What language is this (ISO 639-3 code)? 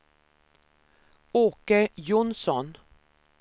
swe